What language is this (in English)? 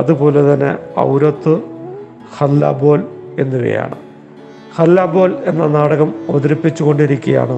Malayalam